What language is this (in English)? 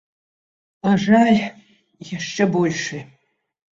Belarusian